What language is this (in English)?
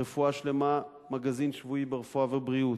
Hebrew